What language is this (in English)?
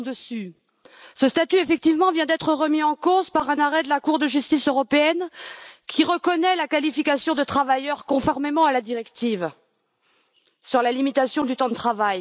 French